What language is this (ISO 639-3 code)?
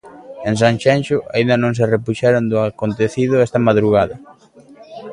glg